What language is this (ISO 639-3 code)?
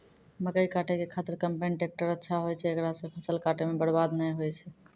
mai